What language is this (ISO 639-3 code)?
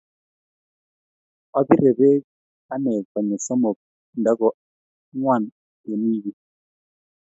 kln